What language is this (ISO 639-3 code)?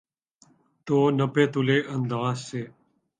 urd